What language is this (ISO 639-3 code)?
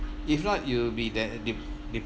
eng